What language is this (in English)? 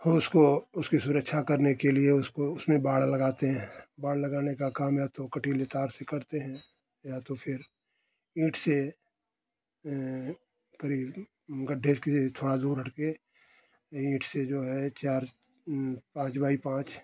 Hindi